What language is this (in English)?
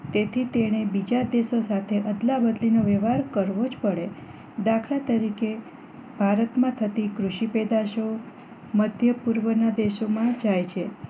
Gujarati